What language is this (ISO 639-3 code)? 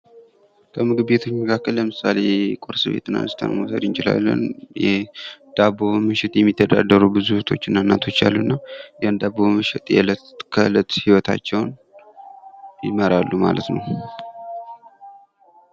amh